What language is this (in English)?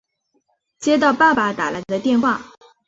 Chinese